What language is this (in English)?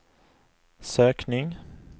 Swedish